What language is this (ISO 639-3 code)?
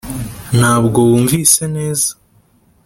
kin